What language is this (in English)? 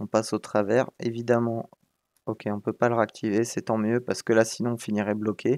French